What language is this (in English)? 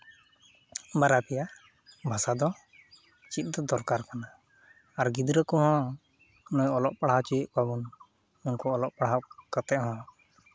Santali